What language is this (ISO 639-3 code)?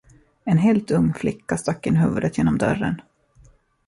swe